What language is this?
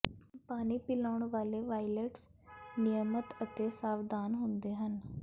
Punjabi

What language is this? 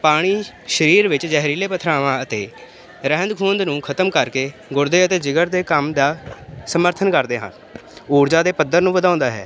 Punjabi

